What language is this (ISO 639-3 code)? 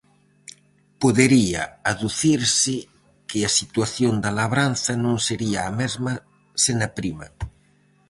glg